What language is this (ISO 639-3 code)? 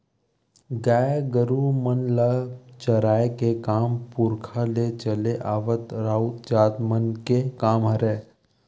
hne